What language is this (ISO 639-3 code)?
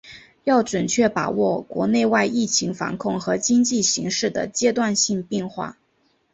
zho